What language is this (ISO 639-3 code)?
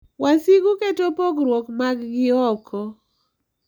luo